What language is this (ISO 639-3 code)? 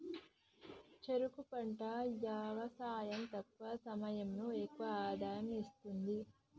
tel